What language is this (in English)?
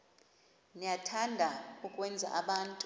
Xhosa